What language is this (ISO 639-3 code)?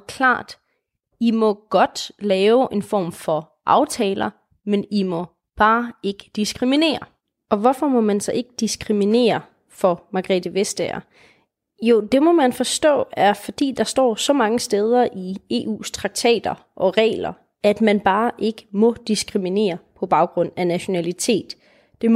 dan